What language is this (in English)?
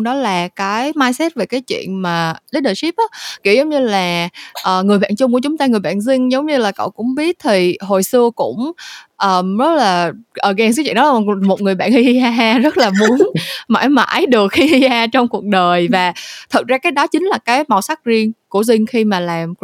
Vietnamese